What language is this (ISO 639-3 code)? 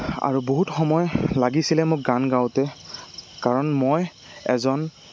asm